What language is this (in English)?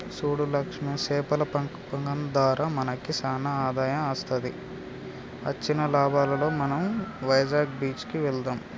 Telugu